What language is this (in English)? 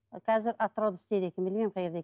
Kazakh